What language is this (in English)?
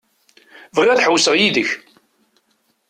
Kabyle